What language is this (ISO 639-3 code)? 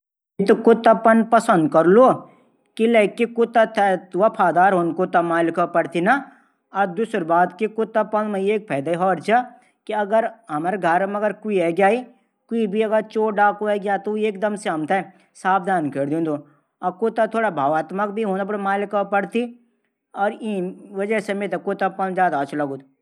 gbm